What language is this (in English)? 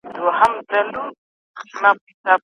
Pashto